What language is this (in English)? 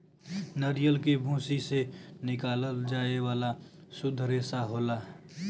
Bhojpuri